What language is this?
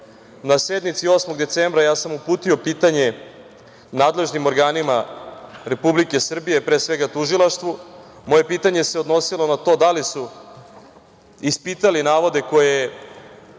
Serbian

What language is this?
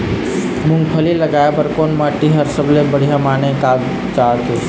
Chhattisgarhi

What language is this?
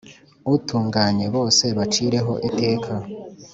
Kinyarwanda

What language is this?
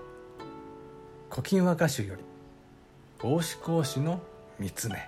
Japanese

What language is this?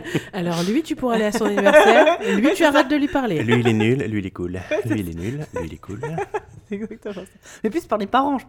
French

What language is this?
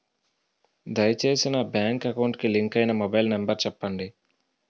Telugu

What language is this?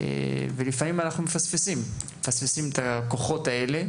Hebrew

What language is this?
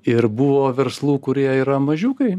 Lithuanian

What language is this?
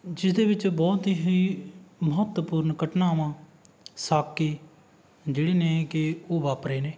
Punjabi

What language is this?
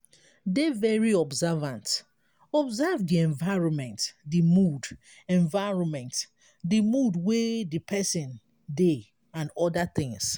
Nigerian Pidgin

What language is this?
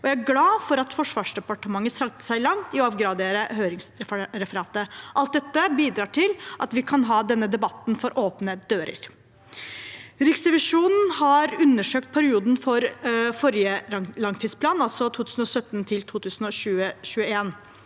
Norwegian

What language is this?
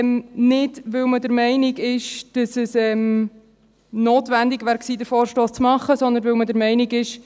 Swiss German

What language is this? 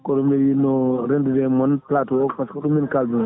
Fula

